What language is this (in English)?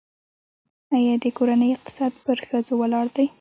Pashto